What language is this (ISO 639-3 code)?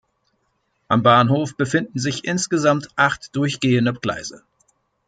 deu